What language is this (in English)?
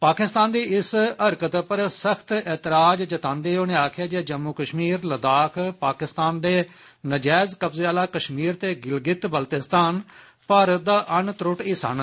Dogri